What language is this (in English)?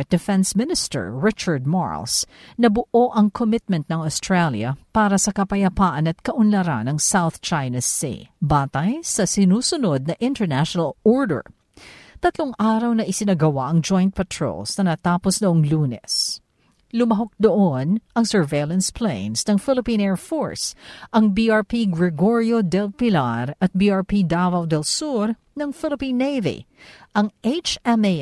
Filipino